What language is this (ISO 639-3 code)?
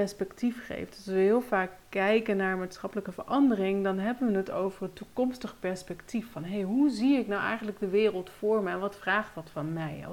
nld